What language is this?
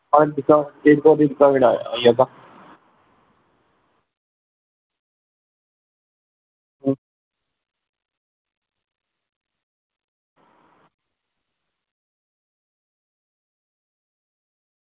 Dogri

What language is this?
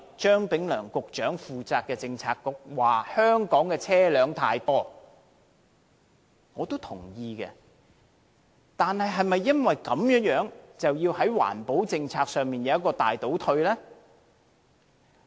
Cantonese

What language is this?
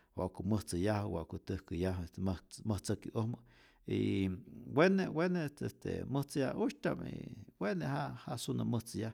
Rayón Zoque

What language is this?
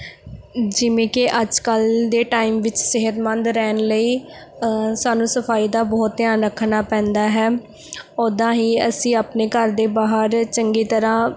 Punjabi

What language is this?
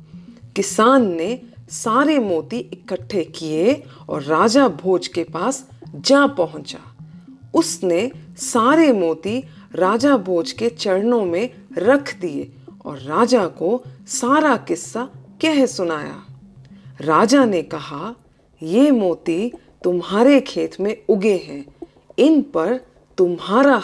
Hindi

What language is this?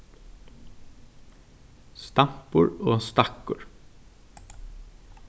Faroese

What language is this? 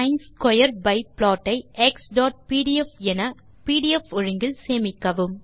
Tamil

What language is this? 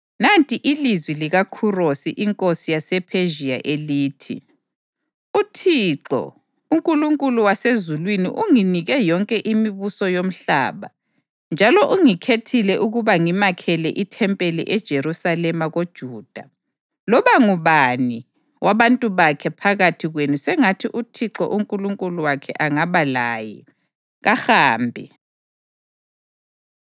North Ndebele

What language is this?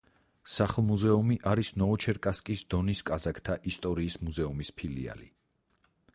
Georgian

